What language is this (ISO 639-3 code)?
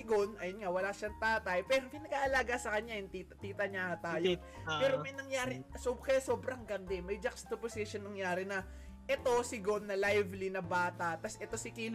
fil